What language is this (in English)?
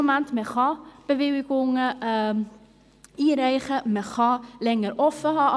Swiss German